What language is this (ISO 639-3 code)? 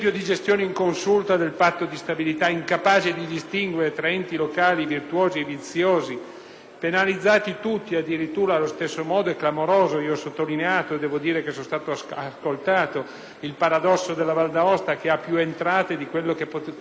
ita